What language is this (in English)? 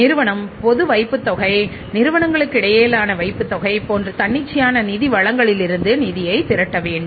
Tamil